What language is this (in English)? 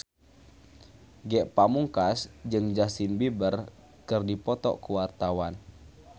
Sundanese